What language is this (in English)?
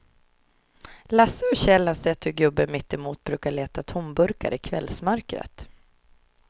Swedish